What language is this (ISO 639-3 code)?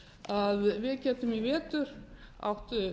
isl